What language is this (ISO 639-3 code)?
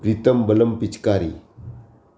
guj